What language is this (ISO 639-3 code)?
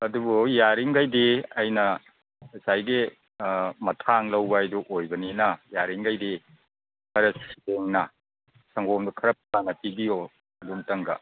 mni